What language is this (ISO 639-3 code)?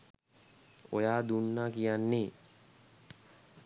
sin